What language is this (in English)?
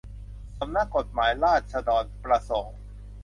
Thai